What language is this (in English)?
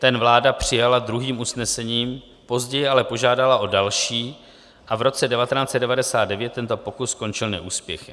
Czech